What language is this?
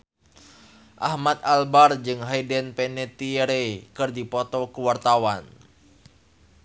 Sundanese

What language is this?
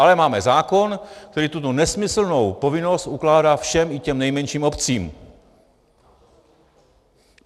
Czech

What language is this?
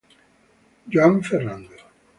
Italian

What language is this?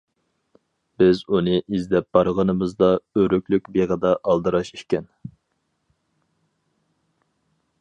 Uyghur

